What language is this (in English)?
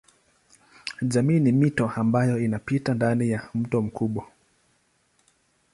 Swahili